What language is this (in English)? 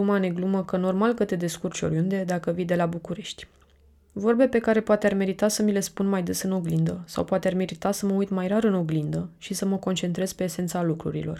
Romanian